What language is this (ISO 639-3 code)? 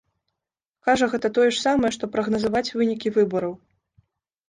bel